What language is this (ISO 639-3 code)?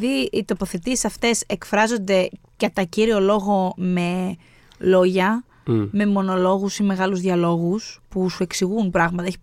ell